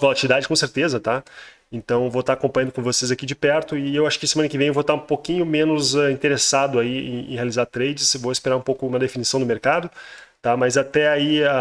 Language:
Portuguese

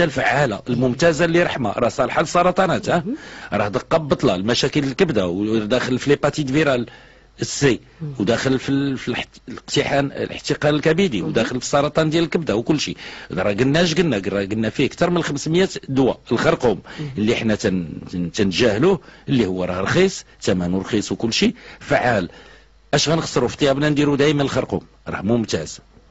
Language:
Arabic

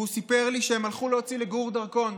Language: Hebrew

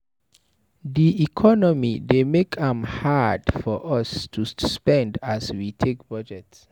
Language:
Nigerian Pidgin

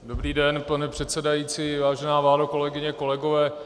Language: Czech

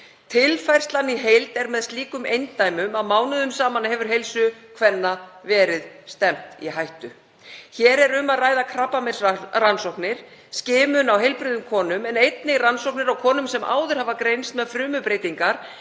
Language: Icelandic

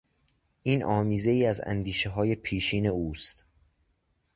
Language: Persian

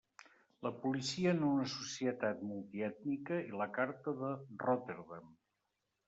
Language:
Catalan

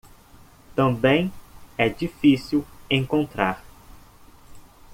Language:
Portuguese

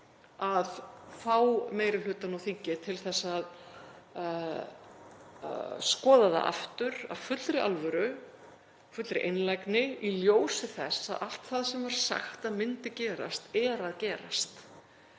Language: Icelandic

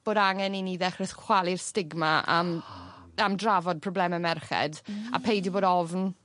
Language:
Welsh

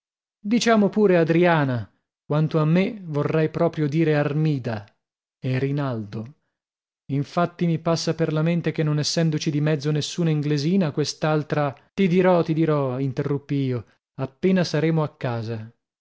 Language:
Italian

